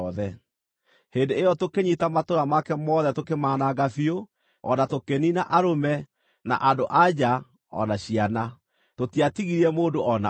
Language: Kikuyu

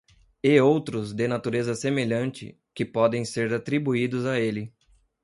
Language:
Portuguese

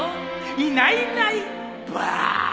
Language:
Japanese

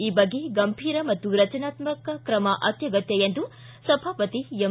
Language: Kannada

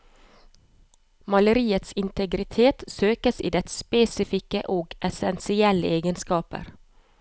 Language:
Norwegian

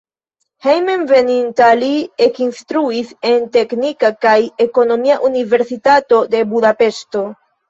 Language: Esperanto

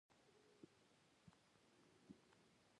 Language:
Pashto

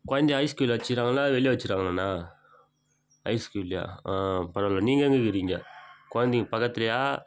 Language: Tamil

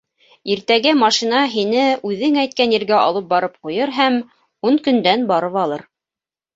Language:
Bashkir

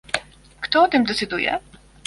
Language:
Polish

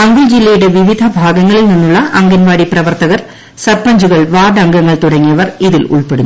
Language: Malayalam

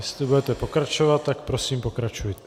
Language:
Czech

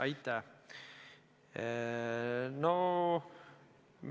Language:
Estonian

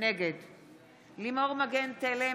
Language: Hebrew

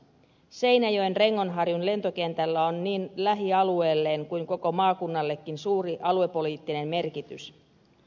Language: Finnish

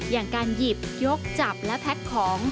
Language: Thai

